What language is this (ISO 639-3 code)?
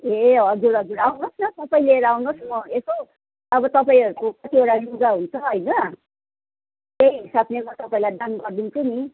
nep